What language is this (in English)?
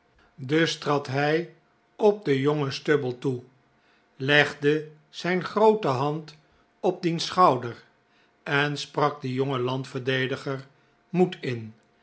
Dutch